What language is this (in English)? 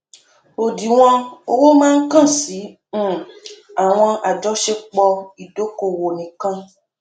Yoruba